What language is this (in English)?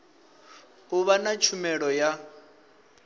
Venda